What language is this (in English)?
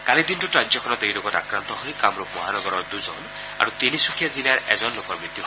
Assamese